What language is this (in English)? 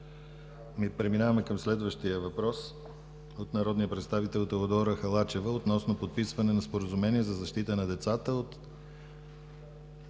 Bulgarian